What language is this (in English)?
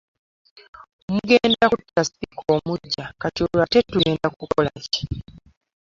Ganda